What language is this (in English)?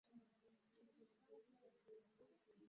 Swahili